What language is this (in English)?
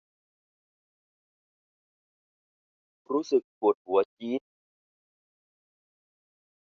Thai